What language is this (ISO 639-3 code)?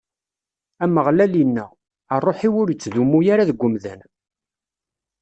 kab